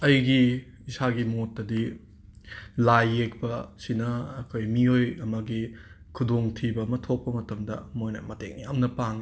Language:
Manipuri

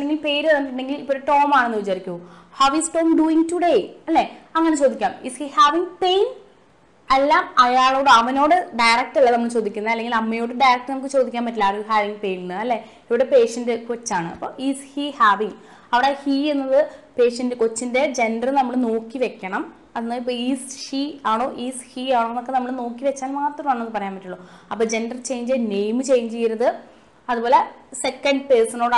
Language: Malayalam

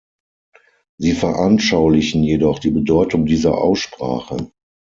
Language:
German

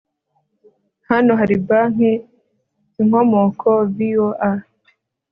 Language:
Kinyarwanda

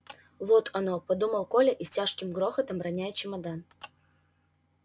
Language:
Russian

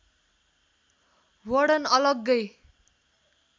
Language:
Nepali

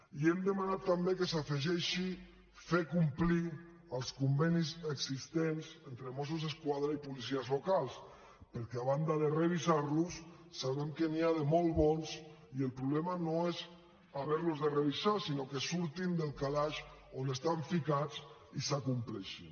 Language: Catalan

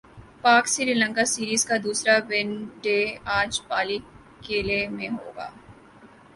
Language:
Urdu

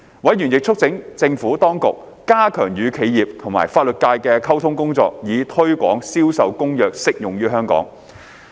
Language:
Cantonese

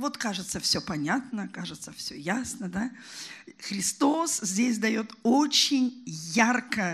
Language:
Russian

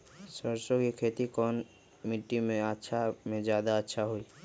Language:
Magahi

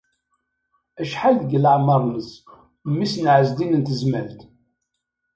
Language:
Kabyle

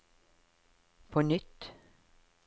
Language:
Norwegian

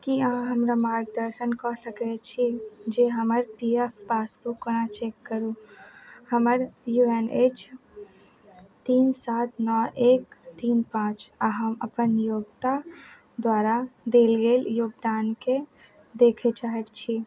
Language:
Maithili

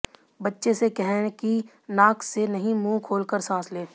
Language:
Hindi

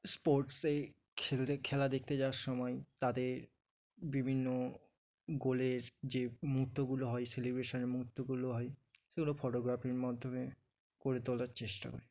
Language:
Bangla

